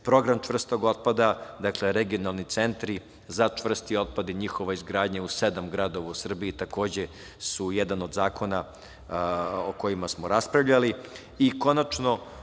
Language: Serbian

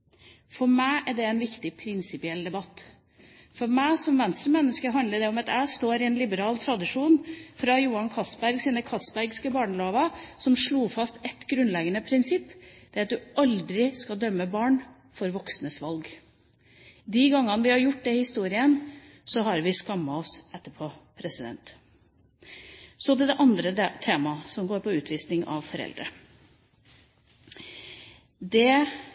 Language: Norwegian Bokmål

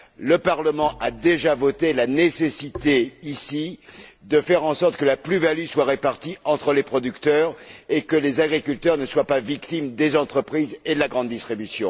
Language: French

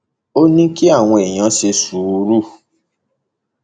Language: Yoruba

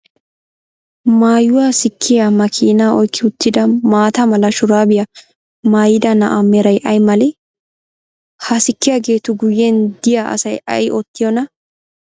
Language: Wolaytta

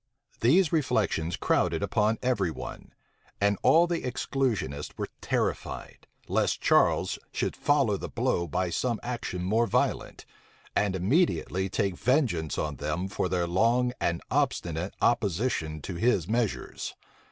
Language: English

